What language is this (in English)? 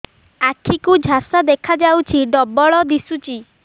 Odia